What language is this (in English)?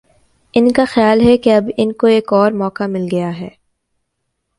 Urdu